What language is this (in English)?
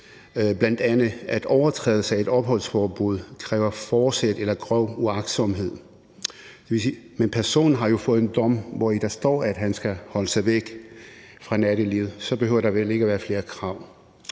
Danish